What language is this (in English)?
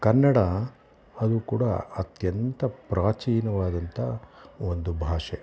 Kannada